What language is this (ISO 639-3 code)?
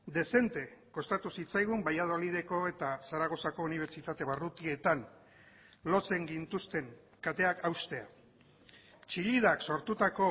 eus